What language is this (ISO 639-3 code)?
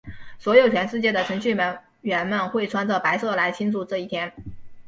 zho